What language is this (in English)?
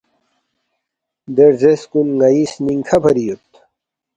Balti